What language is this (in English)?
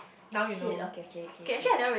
English